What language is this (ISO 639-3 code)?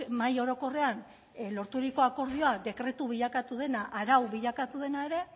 eus